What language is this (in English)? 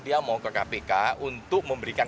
Indonesian